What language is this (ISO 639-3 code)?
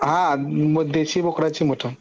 mar